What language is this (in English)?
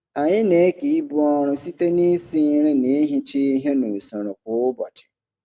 Igbo